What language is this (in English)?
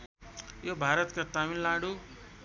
Nepali